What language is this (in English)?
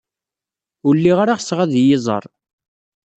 Kabyle